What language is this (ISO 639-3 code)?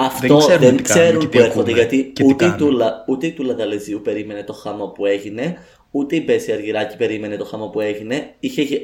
ell